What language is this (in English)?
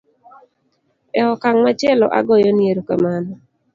Luo (Kenya and Tanzania)